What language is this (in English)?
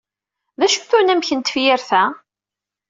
Kabyle